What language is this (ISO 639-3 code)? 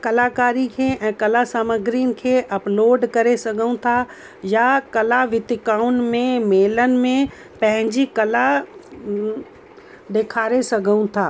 snd